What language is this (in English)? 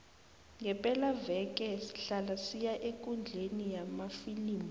South Ndebele